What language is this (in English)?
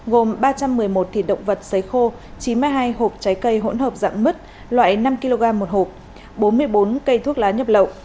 Vietnamese